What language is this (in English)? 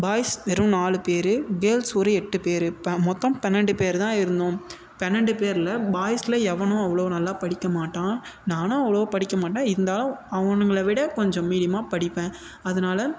Tamil